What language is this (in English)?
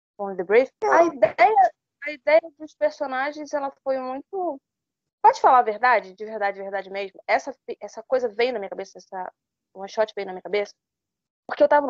Portuguese